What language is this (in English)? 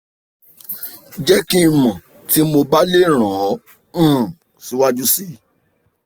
Yoruba